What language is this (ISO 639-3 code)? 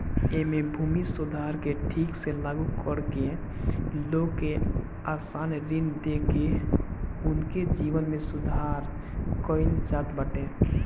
bho